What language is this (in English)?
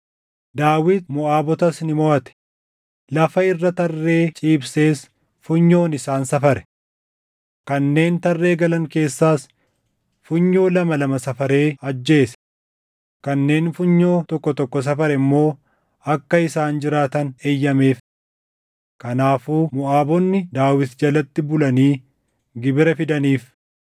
Oromo